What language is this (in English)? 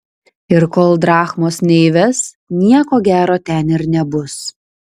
Lithuanian